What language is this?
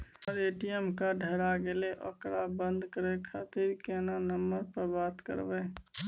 Maithili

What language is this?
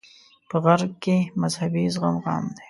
Pashto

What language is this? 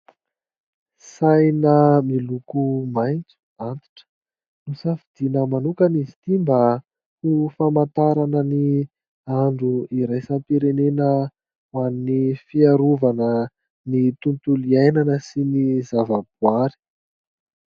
Malagasy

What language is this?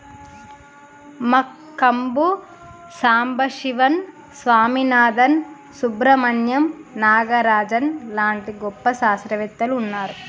Telugu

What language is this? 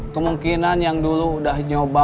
Indonesian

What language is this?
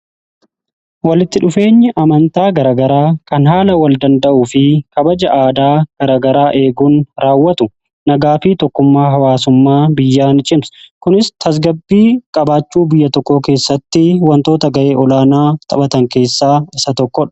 Oromo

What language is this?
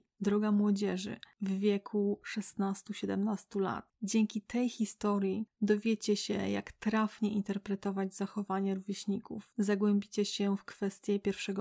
Polish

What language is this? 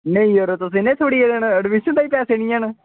Dogri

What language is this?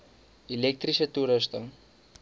Afrikaans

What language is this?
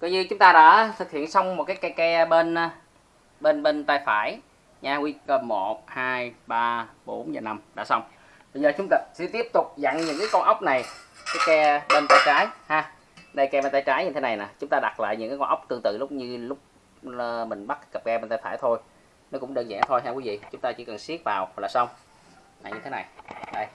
Vietnamese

